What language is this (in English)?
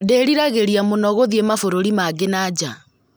Kikuyu